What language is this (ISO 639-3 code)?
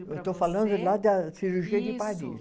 por